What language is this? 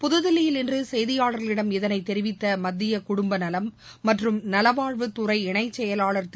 Tamil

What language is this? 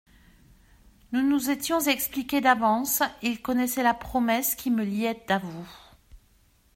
French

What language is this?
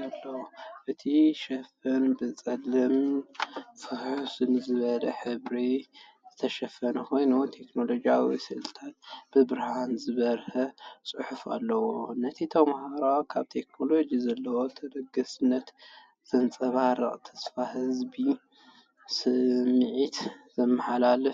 Tigrinya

